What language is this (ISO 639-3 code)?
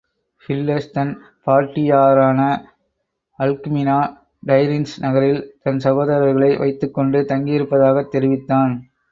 tam